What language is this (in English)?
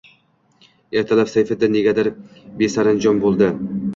Uzbek